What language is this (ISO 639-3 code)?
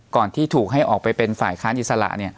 tha